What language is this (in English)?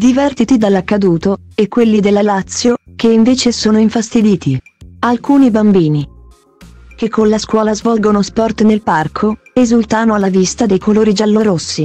Italian